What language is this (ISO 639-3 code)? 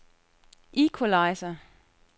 dan